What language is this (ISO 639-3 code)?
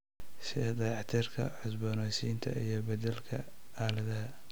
som